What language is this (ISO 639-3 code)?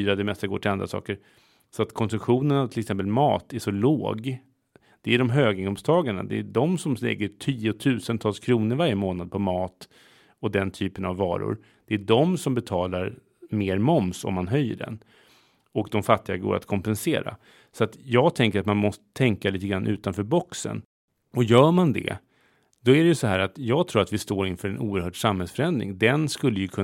swe